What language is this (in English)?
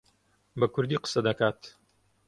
Central Kurdish